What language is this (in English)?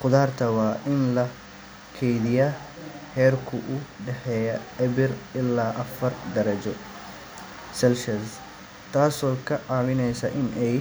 Somali